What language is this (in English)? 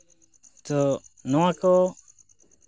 Santali